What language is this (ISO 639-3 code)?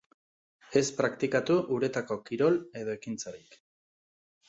eus